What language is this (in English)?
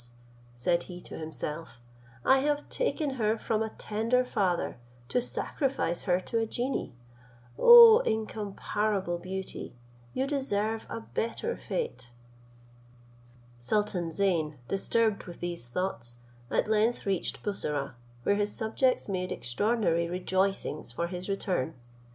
English